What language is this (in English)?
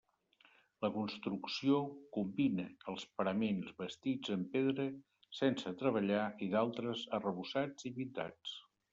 Catalan